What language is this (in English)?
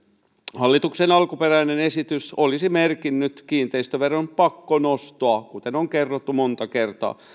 Finnish